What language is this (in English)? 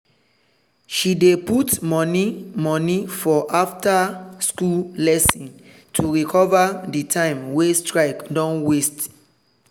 Nigerian Pidgin